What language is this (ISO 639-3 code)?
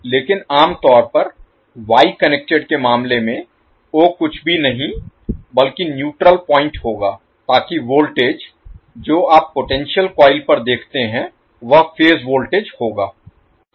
hin